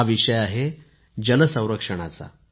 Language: Marathi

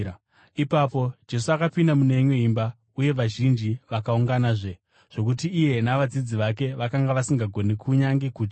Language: Shona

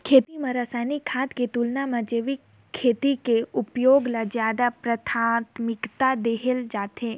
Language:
Chhattisgarhi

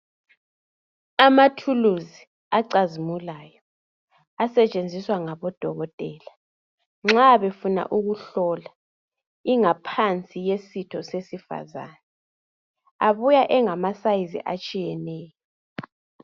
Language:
North Ndebele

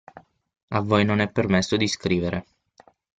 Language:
Italian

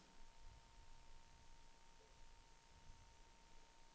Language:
Danish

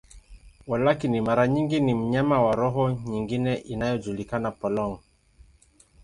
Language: Swahili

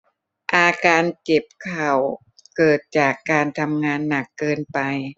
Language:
Thai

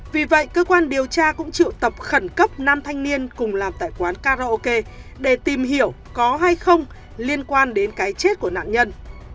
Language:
Vietnamese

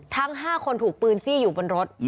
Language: Thai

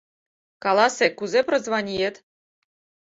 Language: Mari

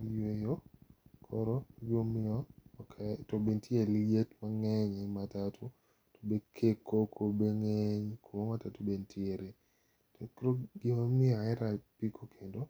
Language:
Luo (Kenya and Tanzania)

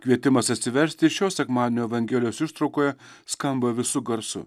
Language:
Lithuanian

